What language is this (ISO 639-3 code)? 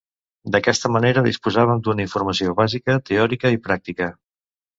cat